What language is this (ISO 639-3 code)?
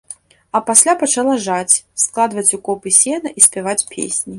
bel